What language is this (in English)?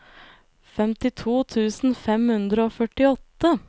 Norwegian